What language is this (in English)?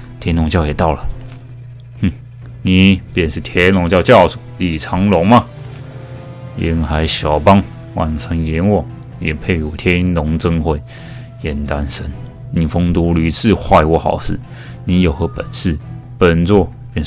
Chinese